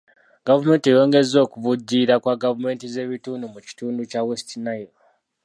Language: Ganda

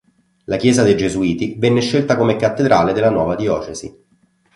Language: Italian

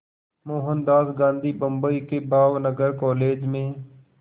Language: Hindi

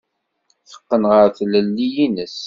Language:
Kabyle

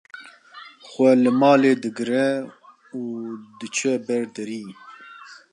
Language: Kurdish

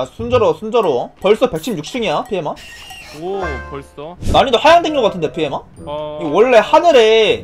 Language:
Korean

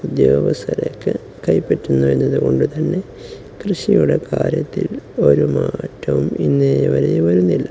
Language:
Malayalam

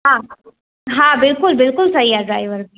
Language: Sindhi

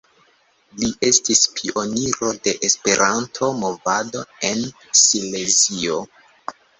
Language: Esperanto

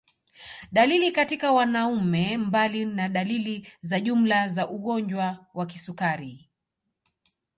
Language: Swahili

